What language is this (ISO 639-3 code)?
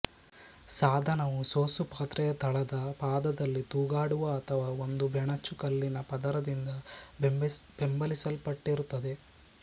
kan